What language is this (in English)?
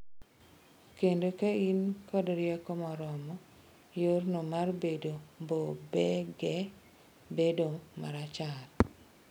Luo (Kenya and Tanzania)